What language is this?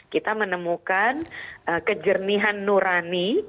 Indonesian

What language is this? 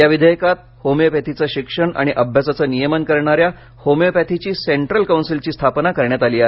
Marathi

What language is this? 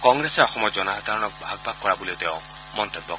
Assamese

